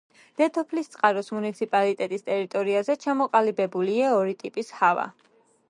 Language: Georgian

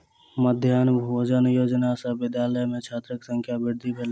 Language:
Maithili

